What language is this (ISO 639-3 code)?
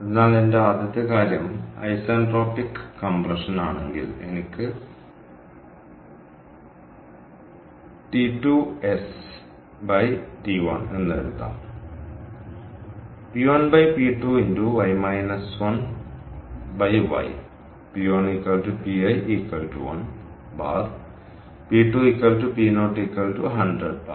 mal